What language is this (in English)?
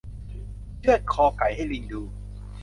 Thai